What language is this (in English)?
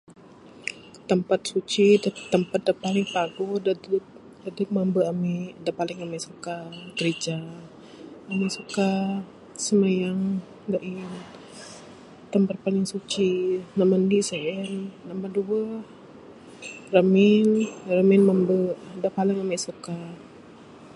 Bukar-Sadung Bidayuh